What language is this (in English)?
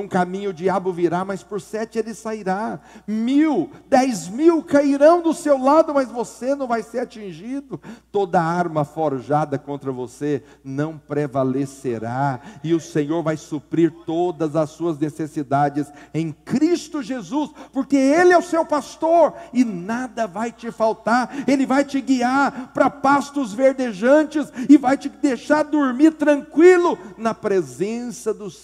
Portuguese